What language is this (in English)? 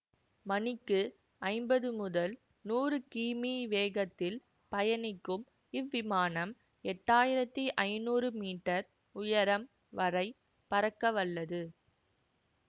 Tamil